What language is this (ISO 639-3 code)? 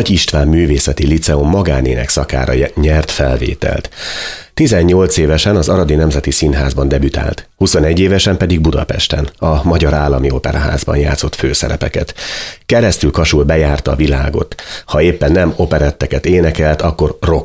hun